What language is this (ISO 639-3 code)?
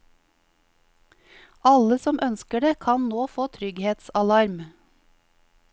nor